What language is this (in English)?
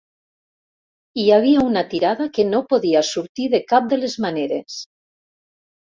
Catalan